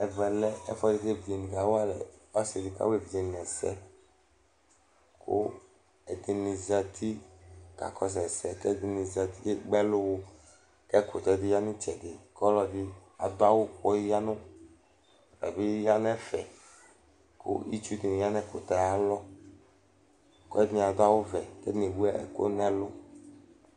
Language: Ikposo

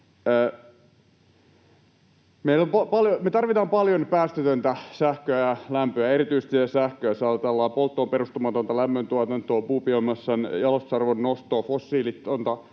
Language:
Finnish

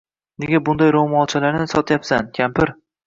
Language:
Uzbek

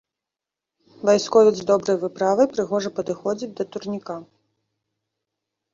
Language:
Belarusian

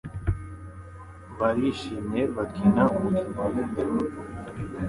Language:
Kinyarwanda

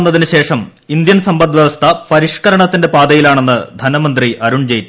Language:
Malayalam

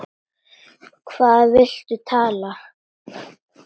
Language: Icelandic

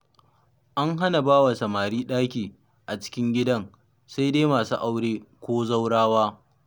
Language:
Hausa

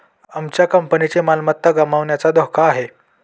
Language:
Marathi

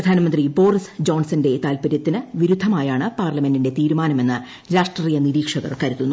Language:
Malayalam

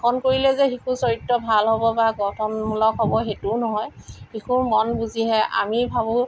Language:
Assamese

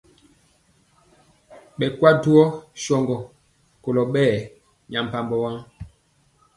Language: Mpiemo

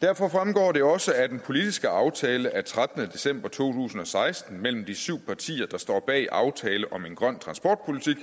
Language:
Danish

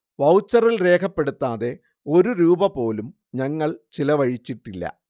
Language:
Malayalam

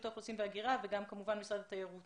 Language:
Hebrew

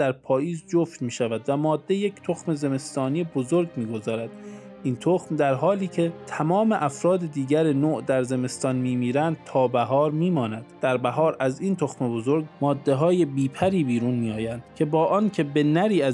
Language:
Persian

